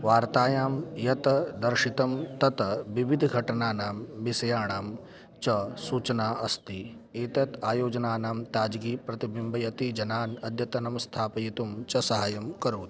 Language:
Sanskrit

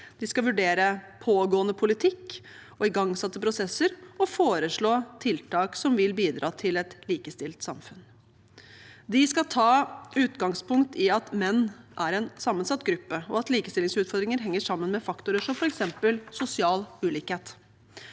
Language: Norwegian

